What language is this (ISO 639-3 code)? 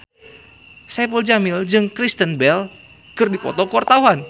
sun